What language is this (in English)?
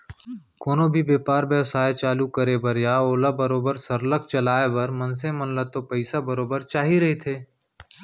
Chhattisgarhi